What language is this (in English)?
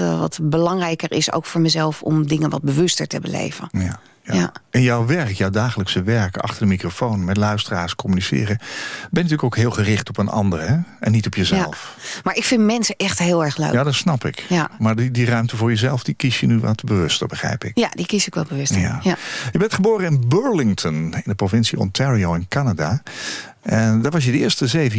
Dutch